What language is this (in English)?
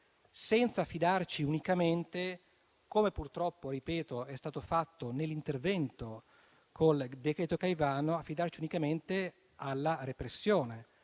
Italian